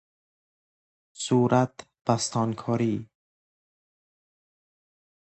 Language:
Persian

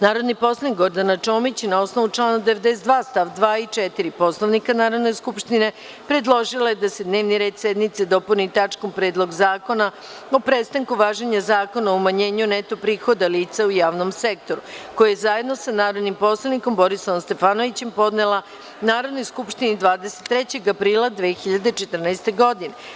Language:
Serbian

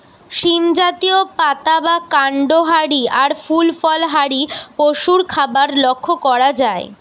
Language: Bangla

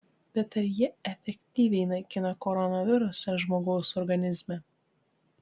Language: Lithuanian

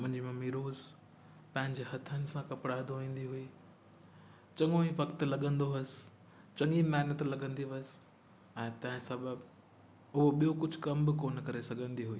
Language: Sindhi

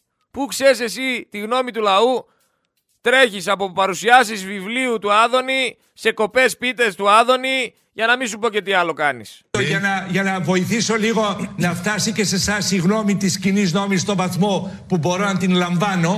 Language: Greek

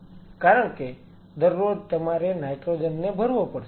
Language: Gujarati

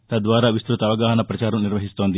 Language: Telugu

